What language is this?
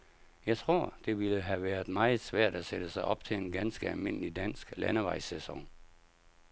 Danish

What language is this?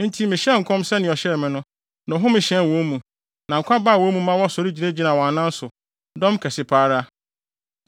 Akan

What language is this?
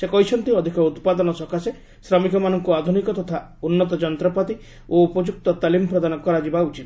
Odia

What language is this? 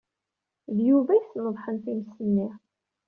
Kabyle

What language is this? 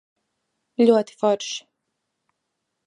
Latvian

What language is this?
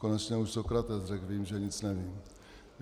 Czech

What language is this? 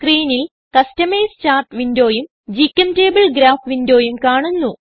Malayalam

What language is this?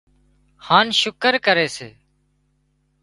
Wadiyara Koli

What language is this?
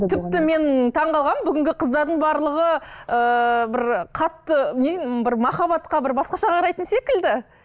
Kazakh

